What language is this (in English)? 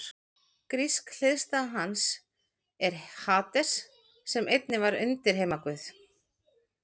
Icelandic